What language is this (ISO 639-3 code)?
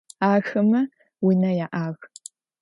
ady